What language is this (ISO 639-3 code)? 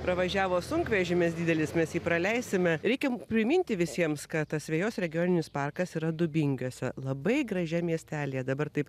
lit